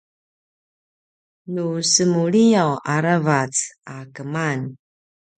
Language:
Paiwan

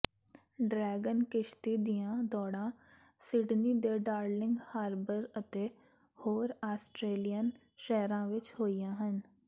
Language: Punjabi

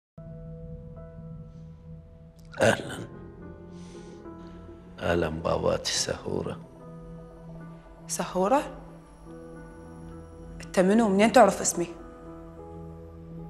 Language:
Arabic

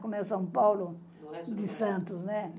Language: Portuguese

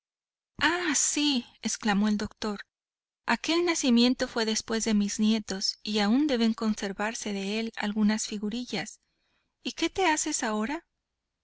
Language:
Spanish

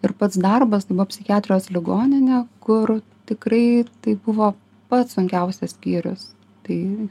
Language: Lithuanian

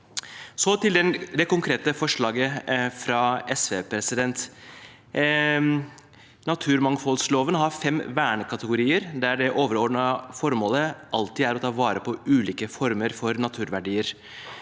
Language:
Norwegian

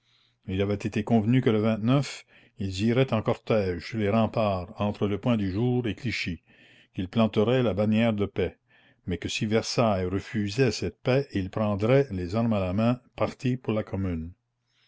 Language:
French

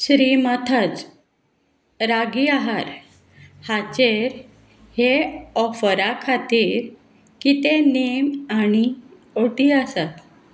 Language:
Konkani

